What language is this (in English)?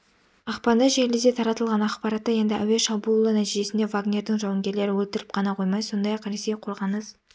Kazakh